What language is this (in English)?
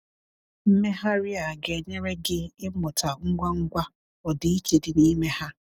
Igbo